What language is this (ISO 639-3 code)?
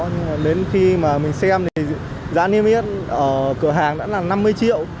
vie